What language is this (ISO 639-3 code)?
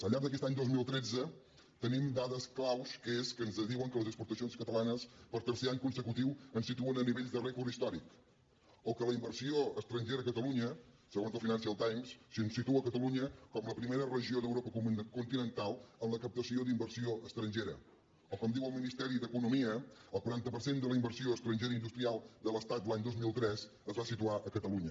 cat